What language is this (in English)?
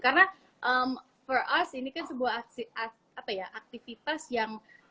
Indonesian